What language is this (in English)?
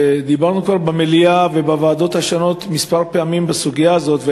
Hebrew